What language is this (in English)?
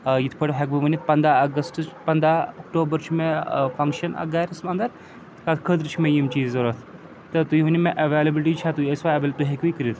Kashmiri